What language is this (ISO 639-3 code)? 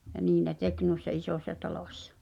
fin